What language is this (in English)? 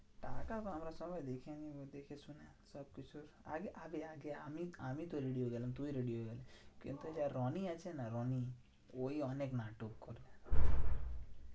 Bangla